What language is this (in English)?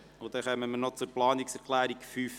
Swiss German